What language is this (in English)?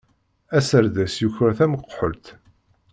Kabyle